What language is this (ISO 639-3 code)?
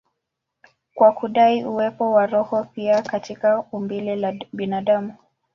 swa